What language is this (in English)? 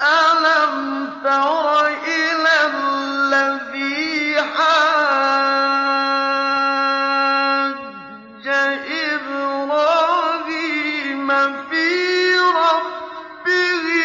Arabic